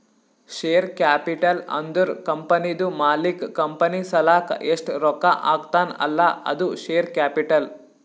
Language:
Kannada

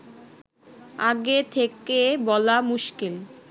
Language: Bangla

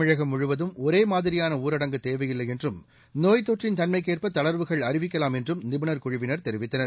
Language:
Tamil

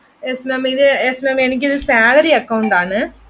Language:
Malayalam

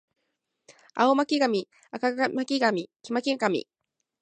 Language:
Japanese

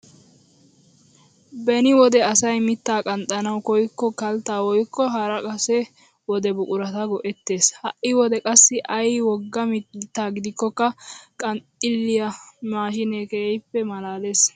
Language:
Wolaytta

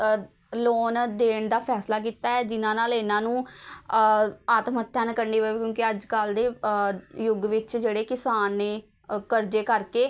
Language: Punjabi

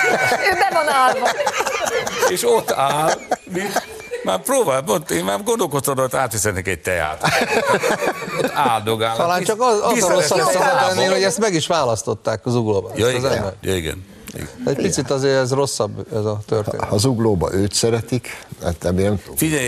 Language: Hungarian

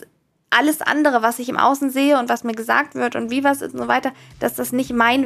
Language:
German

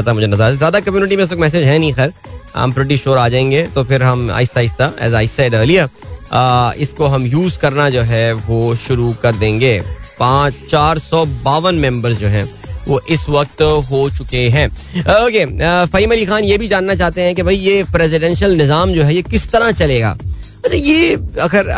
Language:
Hindi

